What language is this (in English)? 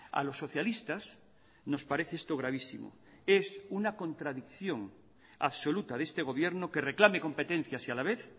Spanish